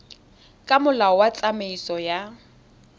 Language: Tswana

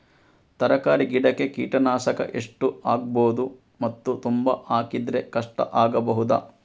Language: Kannada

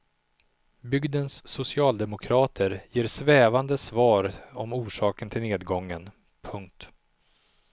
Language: Swedish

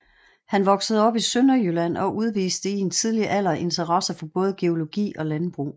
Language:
Danish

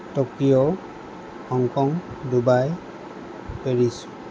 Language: Assamese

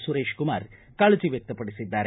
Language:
Kannada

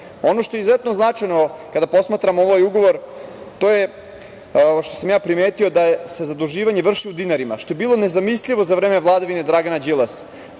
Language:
Serbian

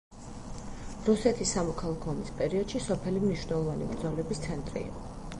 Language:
Georgian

